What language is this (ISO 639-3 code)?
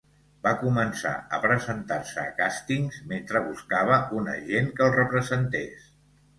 cat